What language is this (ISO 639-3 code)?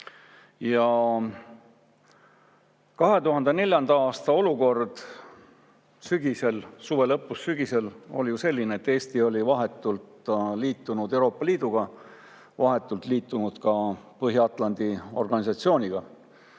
est